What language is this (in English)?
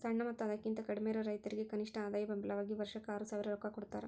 Kannada